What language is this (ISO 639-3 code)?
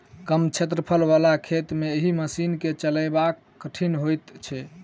mai